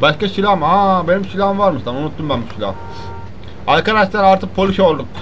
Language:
Turkish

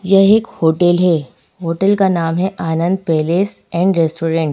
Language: Hindi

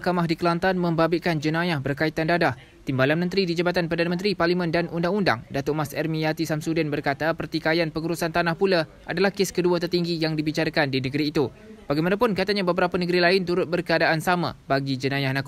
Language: Malay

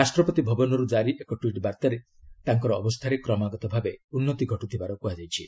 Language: Odia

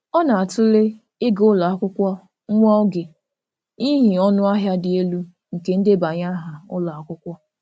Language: Igbo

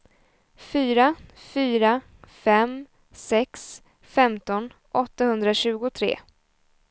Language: Swedish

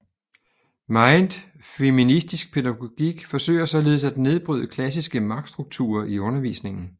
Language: Danish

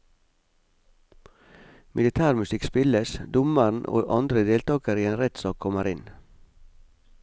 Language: Norwegian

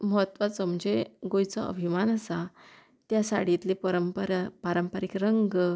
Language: Konkani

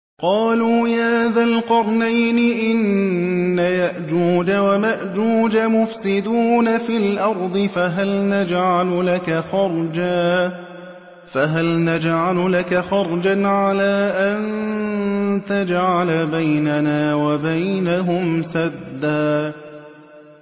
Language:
Arabic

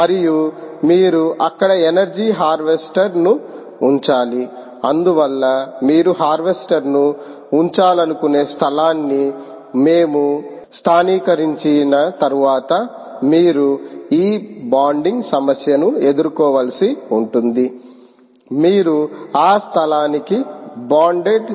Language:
Telugu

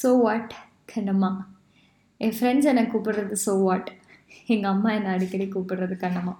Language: Tamil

